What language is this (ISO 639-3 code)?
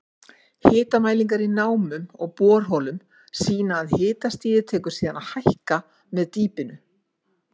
isl